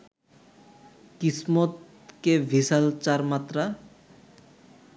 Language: Bangla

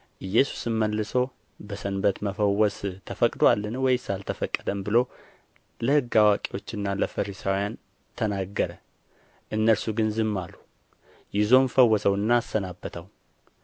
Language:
Amharic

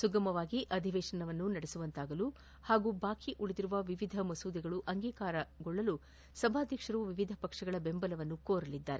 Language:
Kannada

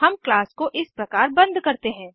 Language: Hindi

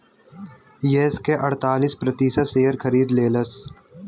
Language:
Bhojpuri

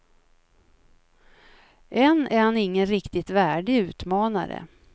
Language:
Swedish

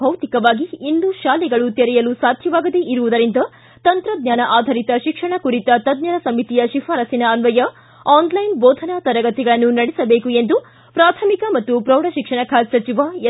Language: Kannada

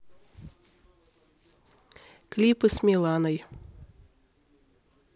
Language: Russian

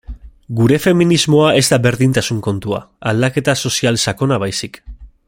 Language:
Basque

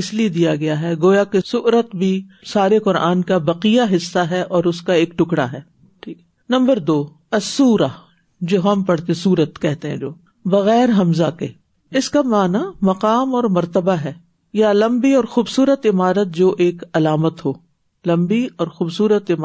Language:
Urdu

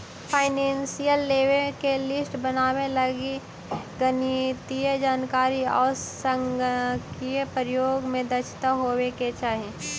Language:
Magahi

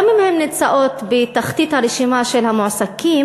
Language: Hebrew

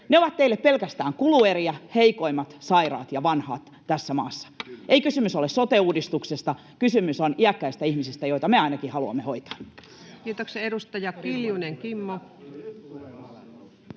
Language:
Finnish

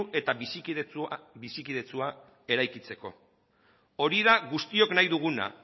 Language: Basque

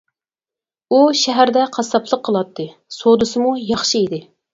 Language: Uyghur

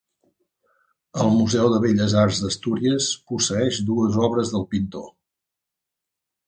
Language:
Catalan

